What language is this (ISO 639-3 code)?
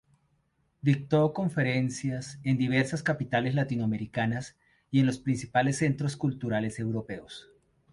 spa